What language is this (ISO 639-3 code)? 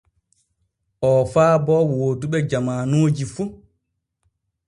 fue